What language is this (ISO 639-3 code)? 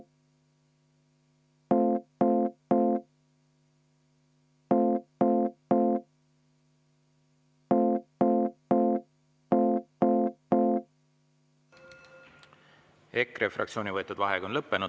est